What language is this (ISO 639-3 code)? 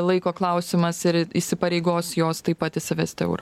lit